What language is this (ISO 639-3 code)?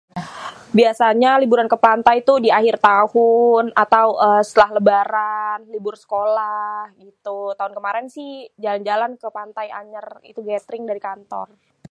bew